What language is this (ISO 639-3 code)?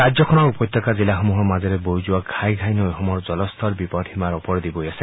asm